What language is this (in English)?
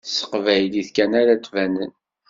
Kabyle